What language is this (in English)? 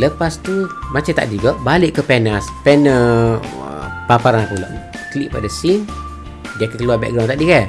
Malay